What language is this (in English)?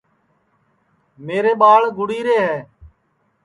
Sansi